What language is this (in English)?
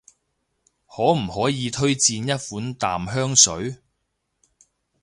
Cantonese